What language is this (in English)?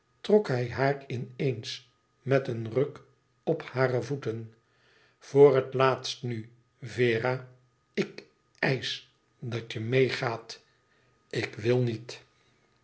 Dutch